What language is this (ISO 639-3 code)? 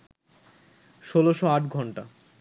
ben